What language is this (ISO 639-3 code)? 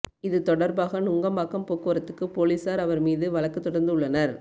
tam